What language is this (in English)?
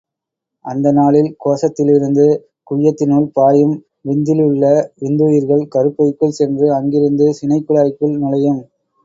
Tamil